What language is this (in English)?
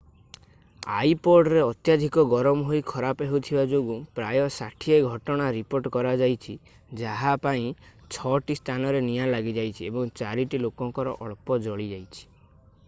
Odia